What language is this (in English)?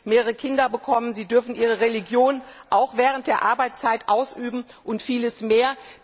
German